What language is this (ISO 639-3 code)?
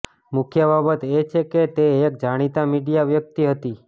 guj